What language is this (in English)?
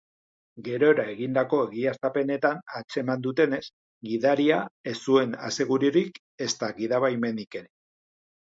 Basque